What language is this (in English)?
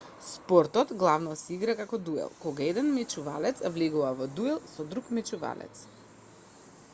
Macedonian